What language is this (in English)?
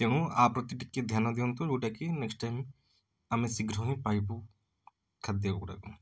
Odia